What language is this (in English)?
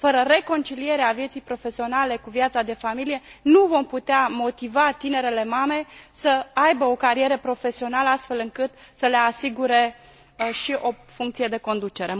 Romanian